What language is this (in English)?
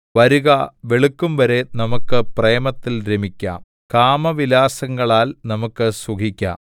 Malayalam